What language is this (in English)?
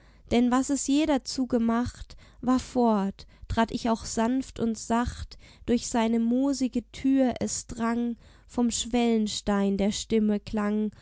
German